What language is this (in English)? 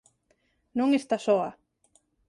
Galician